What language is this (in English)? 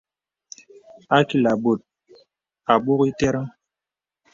Bebele